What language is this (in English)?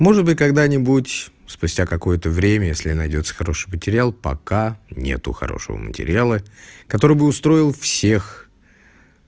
Russian